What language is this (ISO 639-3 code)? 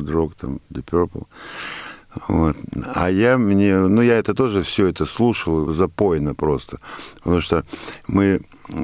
rus